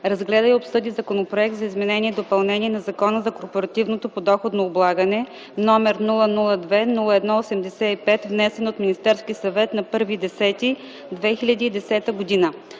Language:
Bulgarian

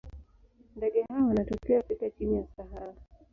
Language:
Swahili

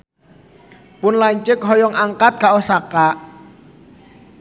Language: Sundanese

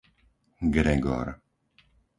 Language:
Slovak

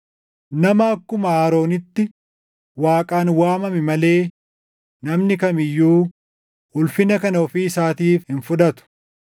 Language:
Oromo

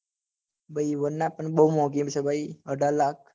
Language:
Gujarati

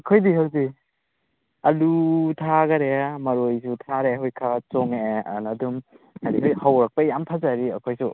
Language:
Manipuri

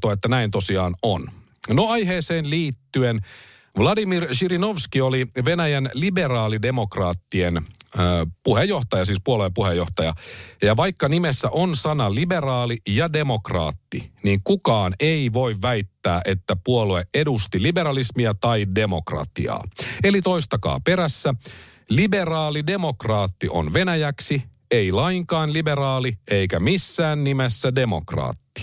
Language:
Finnish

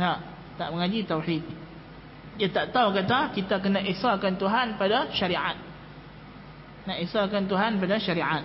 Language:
Malay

